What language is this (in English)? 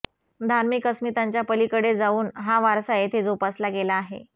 Marathi